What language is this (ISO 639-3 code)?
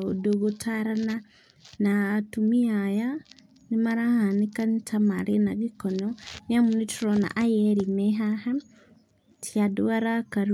kik